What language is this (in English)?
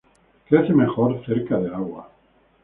Spanish